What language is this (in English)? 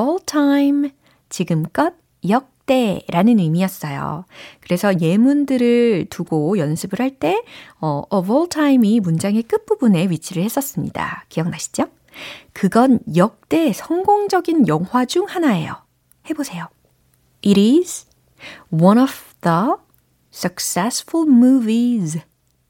Korean